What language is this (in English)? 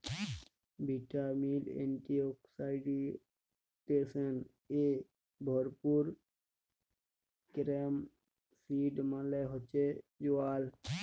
Bangla